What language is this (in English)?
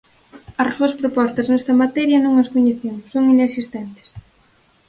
Galician